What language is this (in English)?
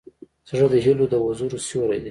Pashto